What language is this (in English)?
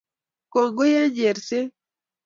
Kalenjin